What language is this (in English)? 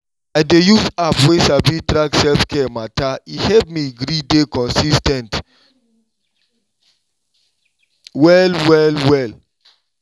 Nigerian Pidgin